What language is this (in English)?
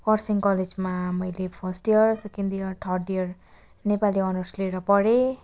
Nepali